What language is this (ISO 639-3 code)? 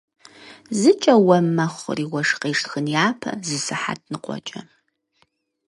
kbd